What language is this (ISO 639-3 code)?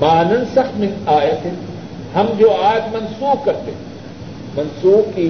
urd